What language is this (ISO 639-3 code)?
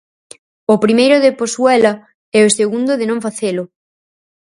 glg